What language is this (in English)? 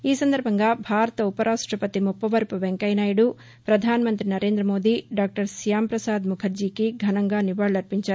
Telugu